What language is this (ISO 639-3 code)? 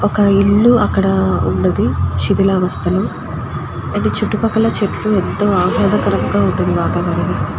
tel